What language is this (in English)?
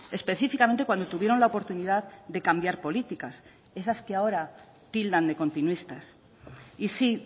Spanish